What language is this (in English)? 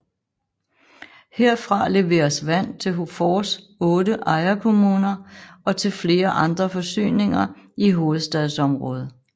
Danish